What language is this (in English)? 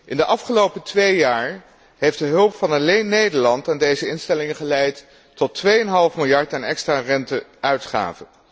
Dutch